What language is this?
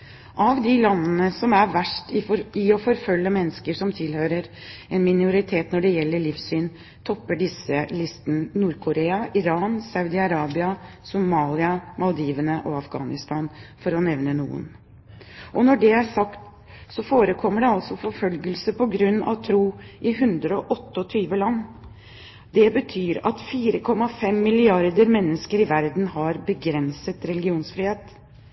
Norwegian Bokmål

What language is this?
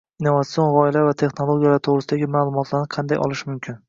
Uzbek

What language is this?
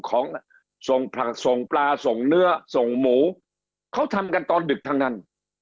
Thai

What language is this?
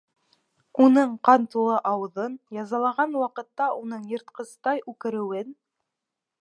Bashkir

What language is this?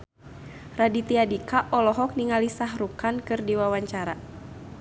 Sundanese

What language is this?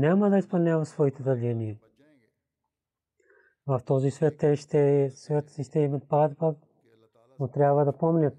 Bulgarian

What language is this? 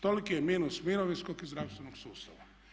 Croatian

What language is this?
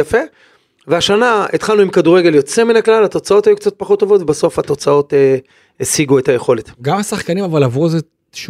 Hebrew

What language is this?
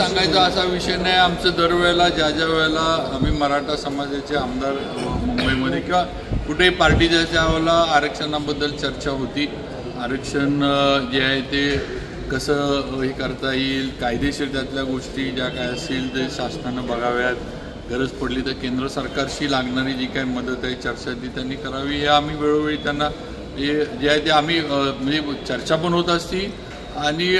Marathi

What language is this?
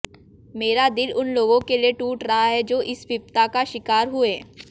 Hindi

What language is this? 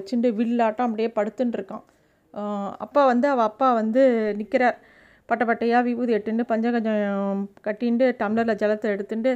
Tamil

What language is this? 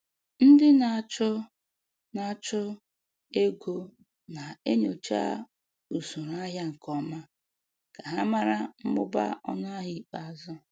Igbo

